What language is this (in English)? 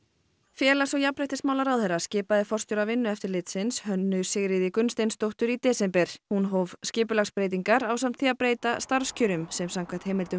Icelandic